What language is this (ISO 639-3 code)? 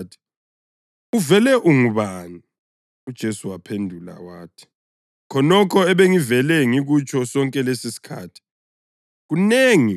nde